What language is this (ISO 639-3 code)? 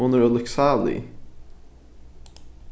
fao